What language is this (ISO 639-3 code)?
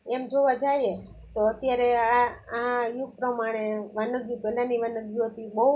guj